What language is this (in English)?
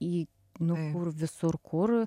Lithuanian